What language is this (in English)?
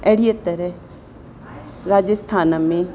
Sindhi